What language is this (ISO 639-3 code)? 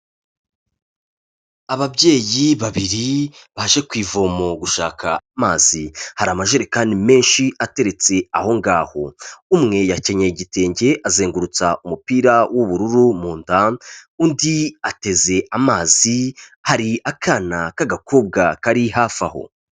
kin